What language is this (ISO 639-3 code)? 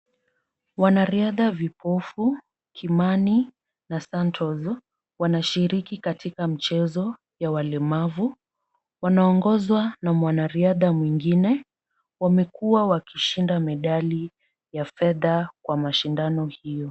swa